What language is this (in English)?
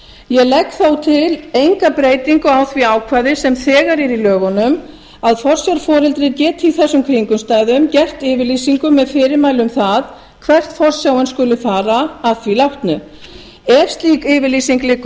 Icelandic